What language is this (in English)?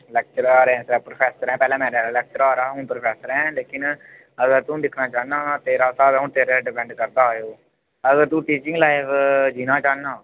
Dogri